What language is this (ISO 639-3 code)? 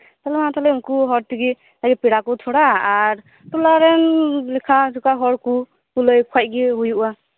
sat